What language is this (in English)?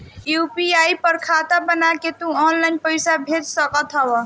Bhojpuri